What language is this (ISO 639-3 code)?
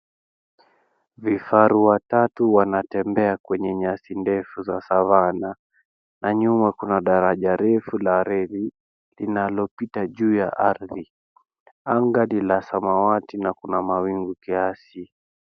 swa